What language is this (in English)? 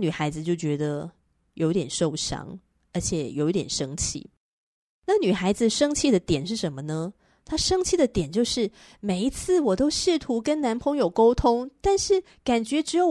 Chinese